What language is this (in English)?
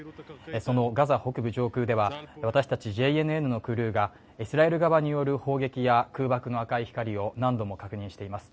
Japanese